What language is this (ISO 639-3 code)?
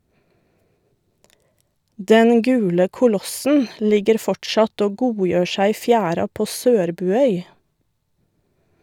nor